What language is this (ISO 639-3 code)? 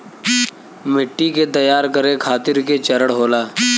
bho